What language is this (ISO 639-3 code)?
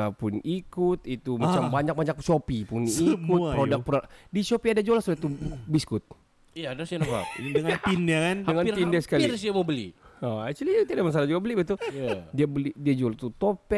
msa